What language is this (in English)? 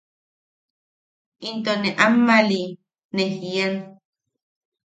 Yaqui